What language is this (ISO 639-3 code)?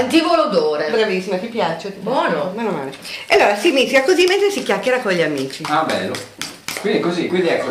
ita